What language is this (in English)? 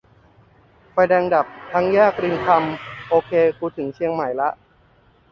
Thai